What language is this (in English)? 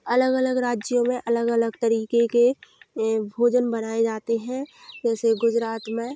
Hindi